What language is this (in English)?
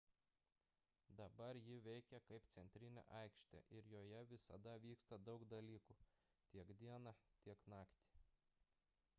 Lithuanian